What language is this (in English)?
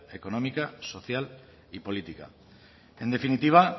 Spanish